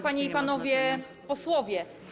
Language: Polish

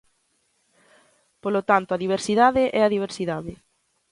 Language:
Galician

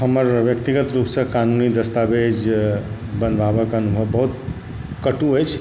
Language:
Maithili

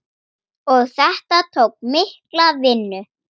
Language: Icelandic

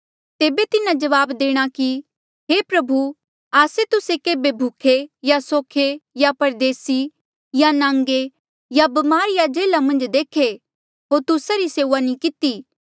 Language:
Mandeali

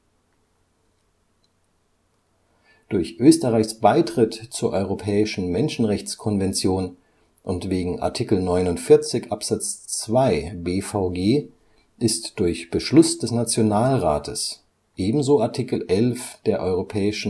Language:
German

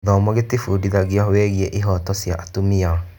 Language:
Kikuyu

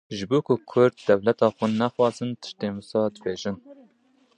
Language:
Kurdish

